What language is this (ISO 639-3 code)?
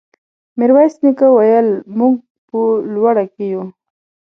pus